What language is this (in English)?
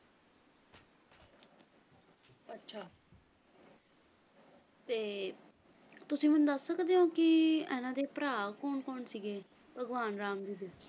Punjabi